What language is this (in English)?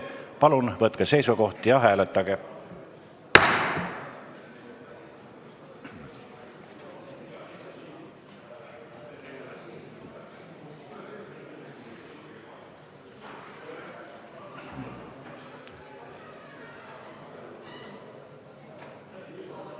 Estonian